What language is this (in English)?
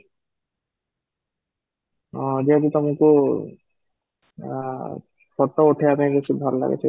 Odia